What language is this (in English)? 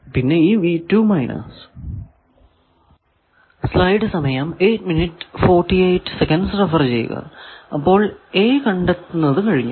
Malayalam